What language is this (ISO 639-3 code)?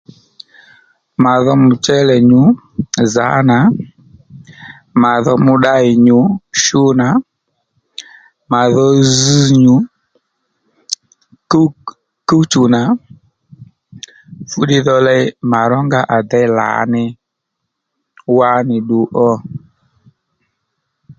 led